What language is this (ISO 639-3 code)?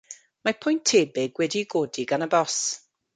cym